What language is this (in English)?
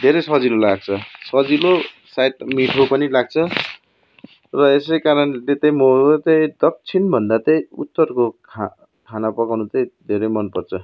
Nepali